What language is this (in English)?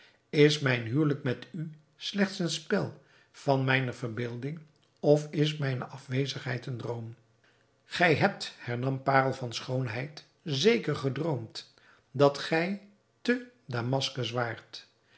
Dutch